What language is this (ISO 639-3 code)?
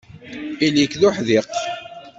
kab